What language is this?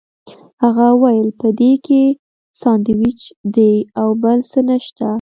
Pashto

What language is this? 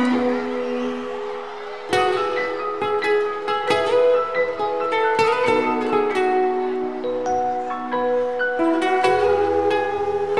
Indonesian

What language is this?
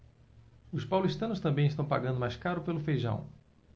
Portuguese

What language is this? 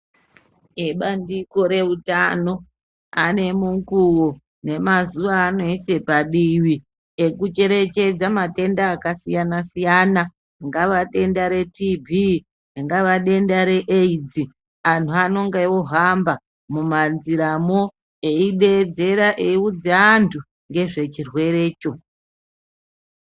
Ndau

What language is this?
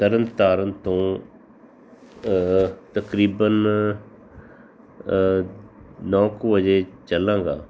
Punjabi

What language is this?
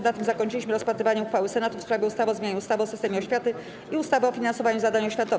Polish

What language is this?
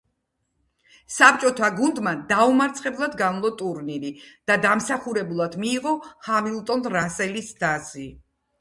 Georgian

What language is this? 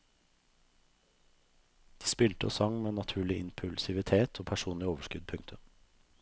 Norwegian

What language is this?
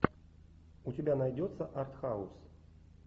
Russian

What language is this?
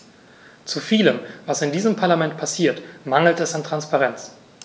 German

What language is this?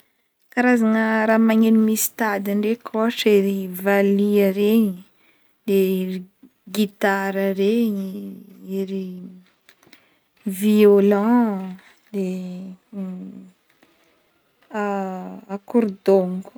Northern Betsimisaraka Malagasy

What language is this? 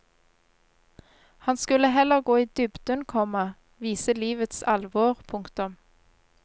Norwegian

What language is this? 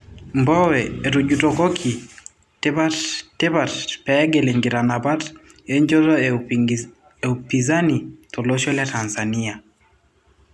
Masai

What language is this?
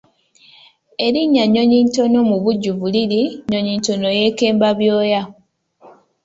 Ganda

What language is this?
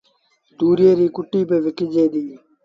Sindhi Bhil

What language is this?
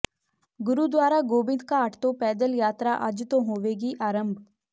Punjabi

